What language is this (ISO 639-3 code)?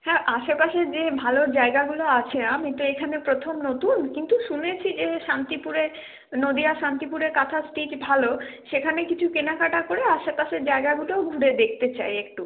ben